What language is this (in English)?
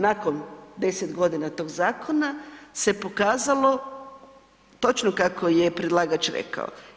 Croatian